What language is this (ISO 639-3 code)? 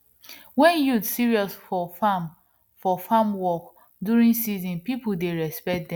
pcm